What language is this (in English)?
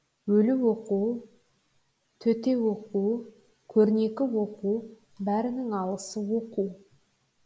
Kazakh